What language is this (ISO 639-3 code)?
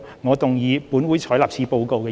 yue